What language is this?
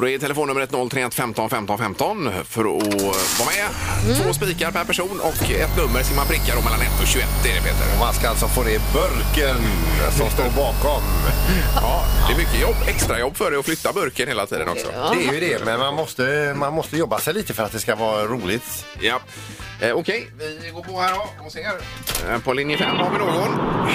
Swedish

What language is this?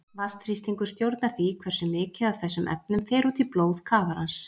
Icelandic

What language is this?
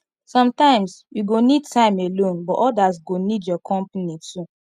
Nigerian Pidgin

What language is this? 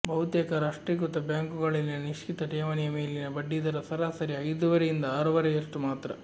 Kannada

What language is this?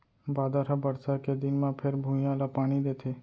Chhattisgarhi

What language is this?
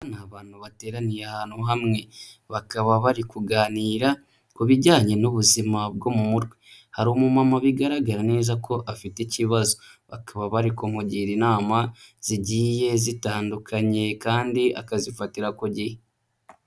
Kinyarwanda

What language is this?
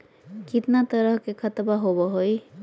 Magahi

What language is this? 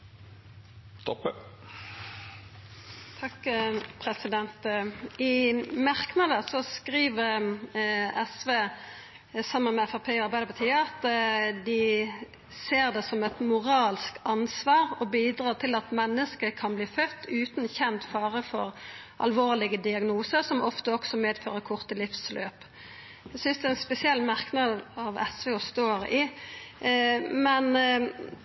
Norwegian Nynorsk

